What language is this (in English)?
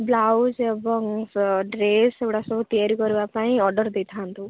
Odia